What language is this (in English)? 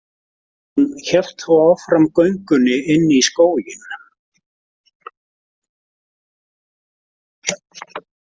Icelandic